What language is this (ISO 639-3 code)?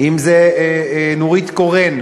heb